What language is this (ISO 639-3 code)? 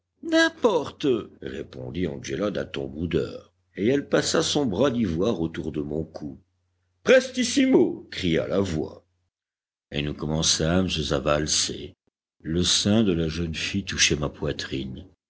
fra